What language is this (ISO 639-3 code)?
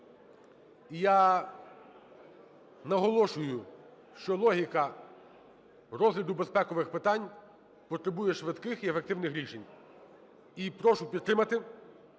ukr